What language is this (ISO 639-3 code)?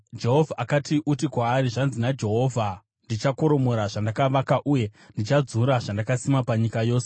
sna